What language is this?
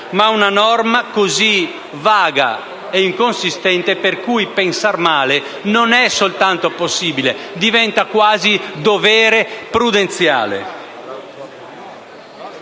Italian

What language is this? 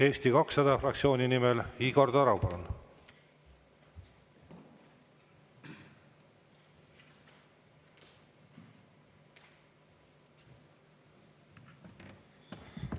Estonian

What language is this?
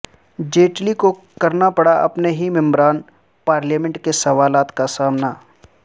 Urdu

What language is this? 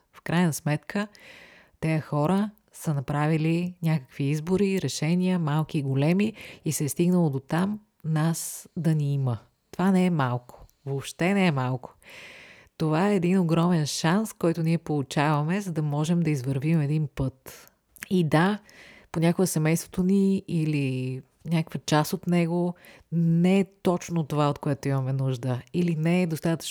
Bulgarian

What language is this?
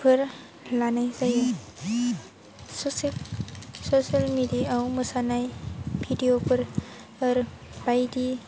Bodo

